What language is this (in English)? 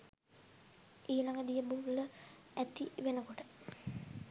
Sinhala